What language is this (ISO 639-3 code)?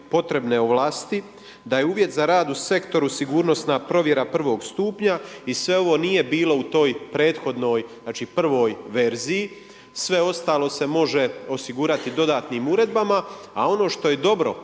hrv